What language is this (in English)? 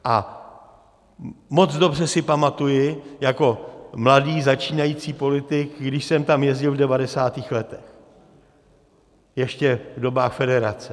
Czech